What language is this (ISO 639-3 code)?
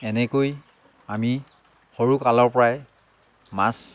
asm